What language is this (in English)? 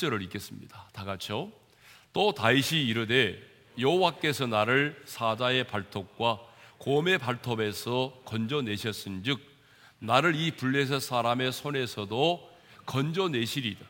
Korean